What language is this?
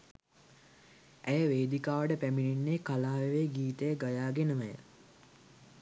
Sinhala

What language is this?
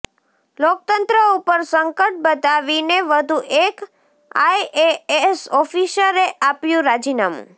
Gujarati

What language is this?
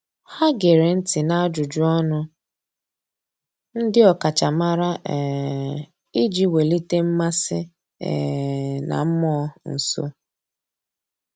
Igbo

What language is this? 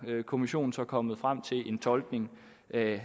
Danish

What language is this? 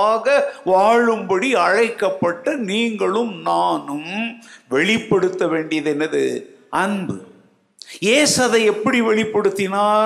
Tamil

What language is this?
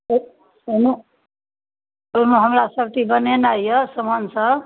Maithili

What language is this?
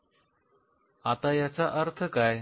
Marathi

